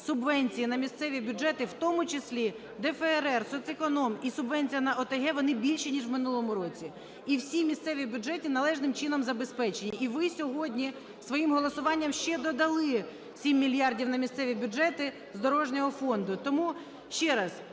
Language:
Ukrainian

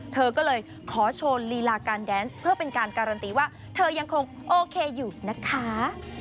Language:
Thai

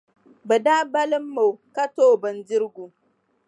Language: Dagbani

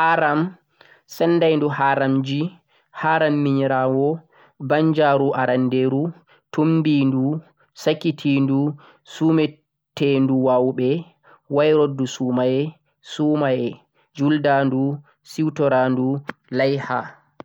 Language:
Central-Eastern Niger Fulfulde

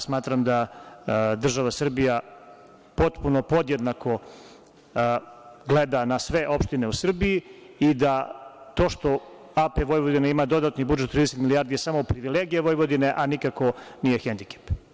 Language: Serbian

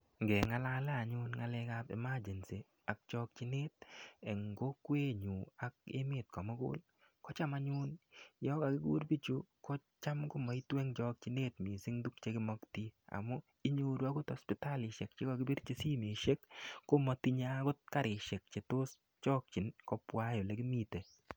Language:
Kalenjin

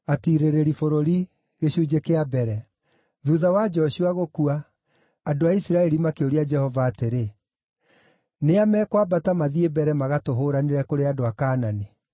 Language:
Kikuyu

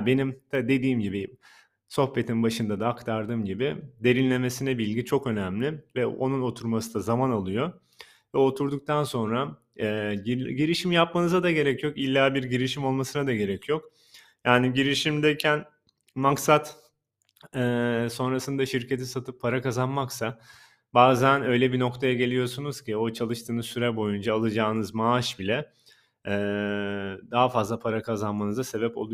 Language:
Turkish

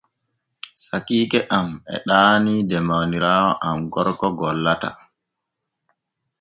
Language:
Borgu Fulfulde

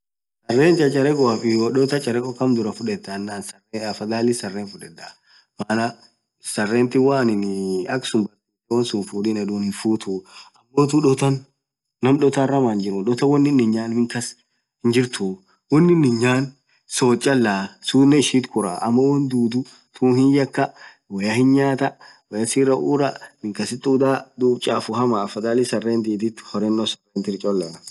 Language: Orma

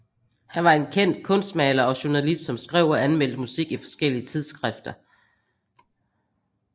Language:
Danish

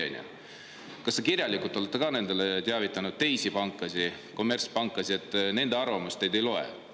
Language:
Estonian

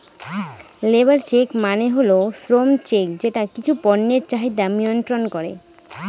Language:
Bangla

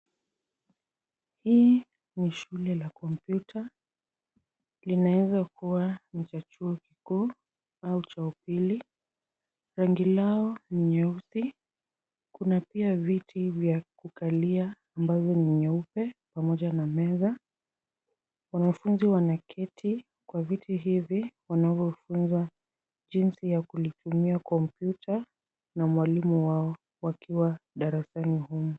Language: Swahili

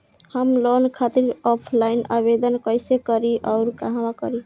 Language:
Bhojpuri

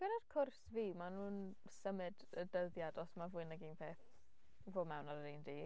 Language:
Welsh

